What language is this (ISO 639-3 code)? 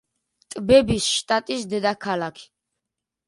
kat